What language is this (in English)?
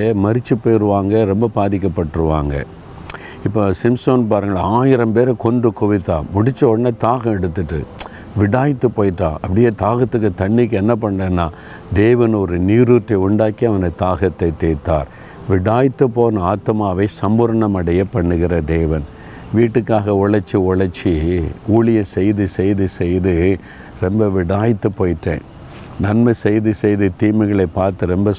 Tamil